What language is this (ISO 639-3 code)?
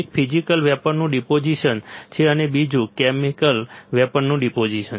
guj